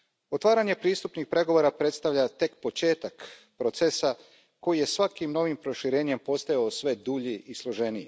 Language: Croatian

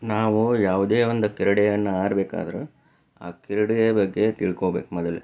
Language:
Kannada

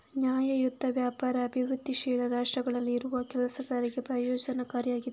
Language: Kannada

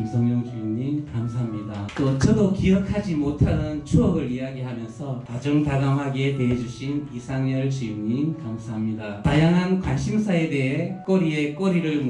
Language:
Korean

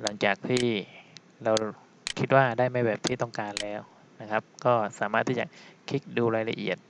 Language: Thai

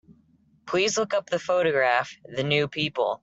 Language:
English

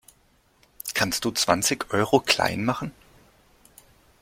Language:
German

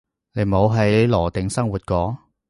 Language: Cantonese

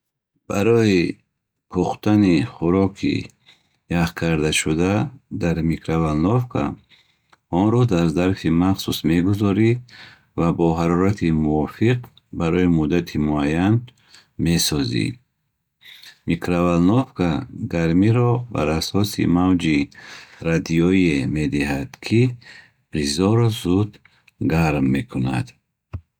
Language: Bukharic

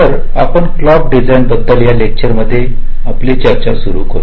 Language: Marathi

